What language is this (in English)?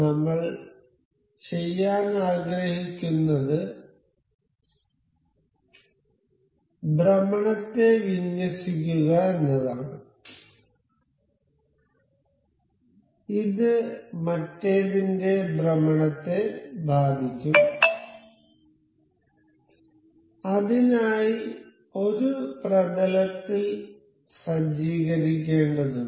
Malayalam